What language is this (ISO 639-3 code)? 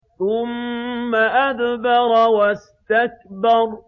ara